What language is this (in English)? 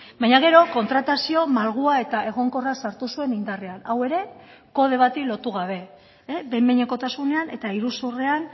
Basque